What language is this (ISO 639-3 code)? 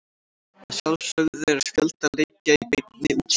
isl